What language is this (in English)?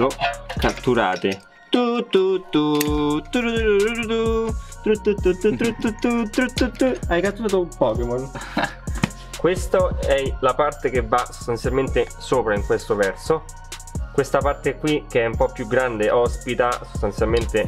Italian